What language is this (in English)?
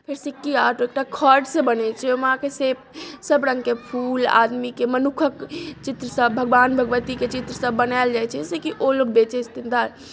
Maithili